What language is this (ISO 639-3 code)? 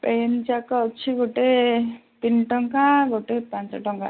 ori